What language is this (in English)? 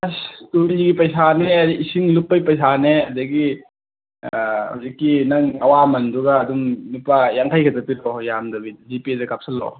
Manipuri